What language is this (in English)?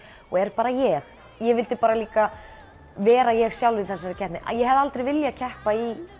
Icelandic